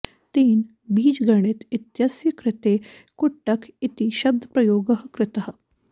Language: Sanskrit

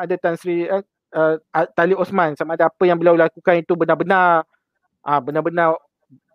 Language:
Malay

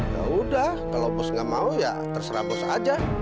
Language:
Indonesian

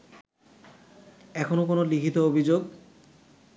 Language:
Bangla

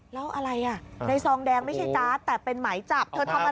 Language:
Thai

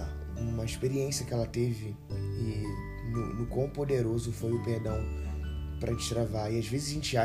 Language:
Portuguese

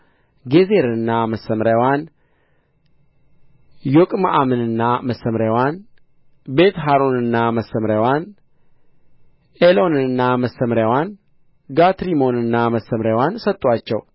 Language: Amharic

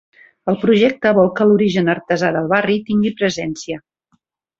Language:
Catalan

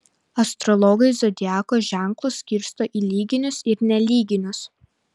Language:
Lithuanian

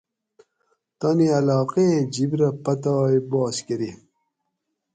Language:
Gawri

